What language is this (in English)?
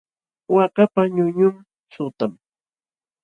Jauja Wanca Quechua